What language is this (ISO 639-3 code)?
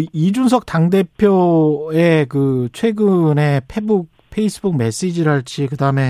kor